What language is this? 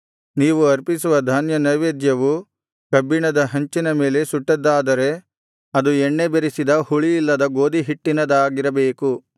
Kannada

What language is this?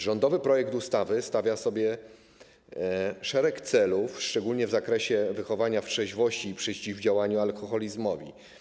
Polish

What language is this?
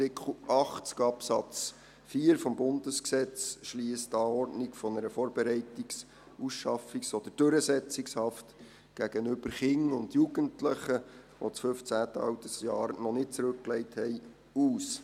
Swiss German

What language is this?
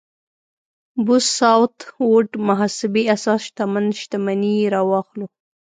Pashto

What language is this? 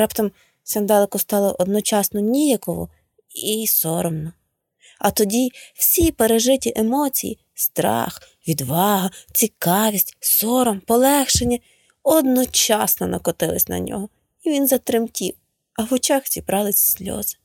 Ukrainian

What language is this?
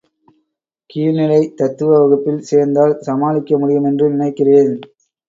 Tamil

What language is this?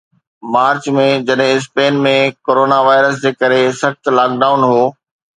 Sindhi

